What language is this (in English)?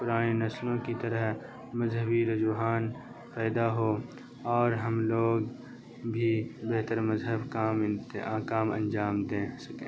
Urdu